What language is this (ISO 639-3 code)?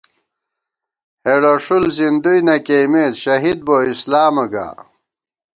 gwt